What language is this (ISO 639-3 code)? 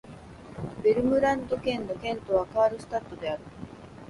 jpn